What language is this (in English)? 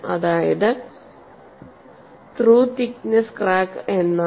Malayalam